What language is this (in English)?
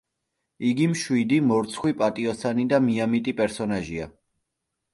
Georgian